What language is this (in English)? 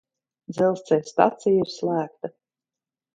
Latvian